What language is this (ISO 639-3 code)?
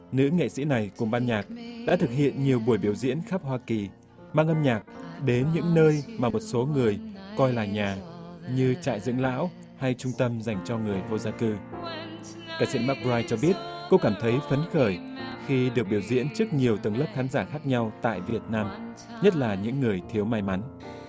vie